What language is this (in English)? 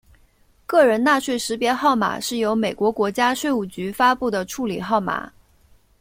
Chinese